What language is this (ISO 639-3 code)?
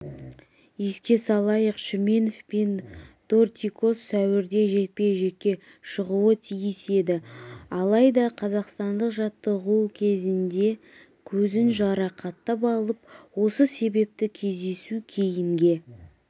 kaz